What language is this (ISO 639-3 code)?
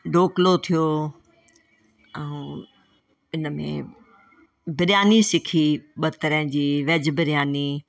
snd